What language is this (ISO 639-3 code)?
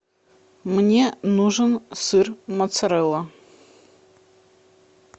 rus